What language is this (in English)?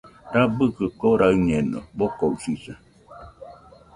Nüpode Huitoto